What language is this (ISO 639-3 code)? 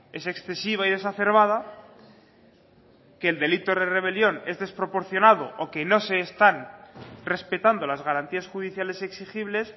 spa